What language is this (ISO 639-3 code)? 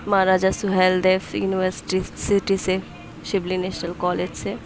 urd